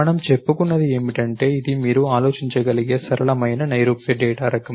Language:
Telugu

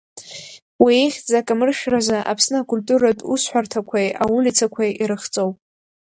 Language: Abkhazian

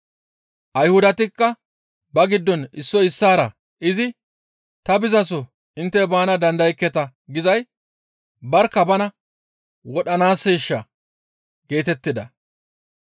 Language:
Gamo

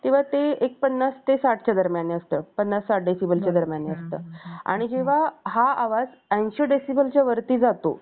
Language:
Marathi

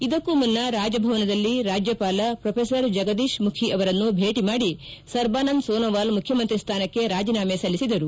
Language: Kannada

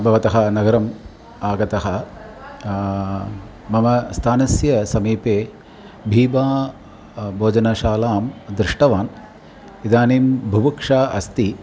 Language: Sanskrit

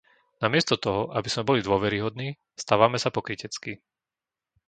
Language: Slovak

